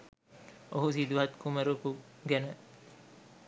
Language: Sinhala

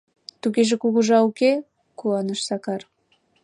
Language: Mari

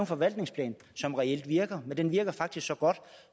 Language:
Danish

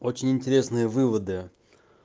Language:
Russian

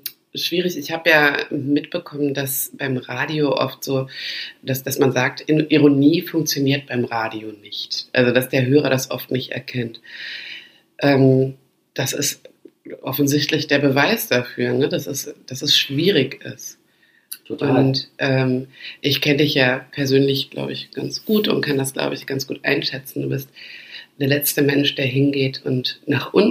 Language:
German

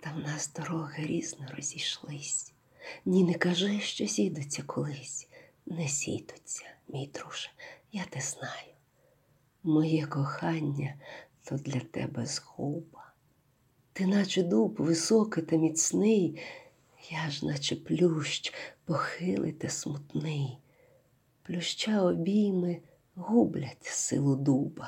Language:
Ukrainian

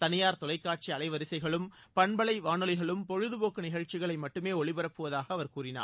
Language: Tamil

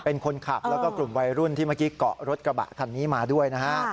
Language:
Thai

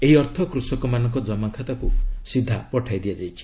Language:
Odia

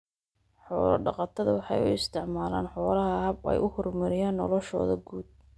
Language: Somali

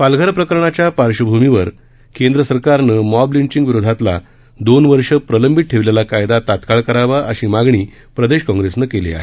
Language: Marathi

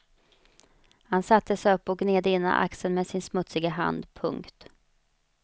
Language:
Swedish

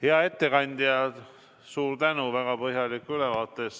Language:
Estonian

